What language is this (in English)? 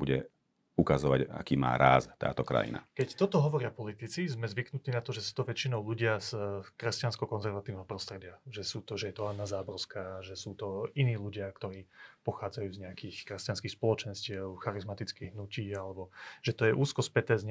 Slovak